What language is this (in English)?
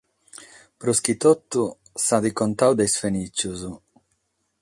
Sardinian